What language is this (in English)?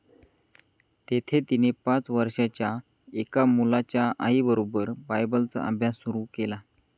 Marathi